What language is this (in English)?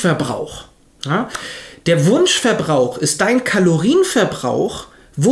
German